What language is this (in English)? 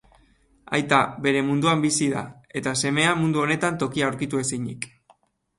Basque